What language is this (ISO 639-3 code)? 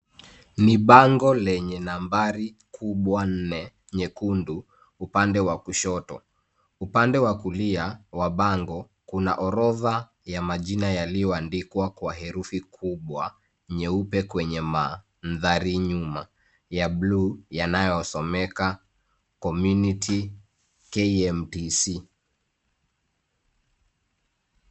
swa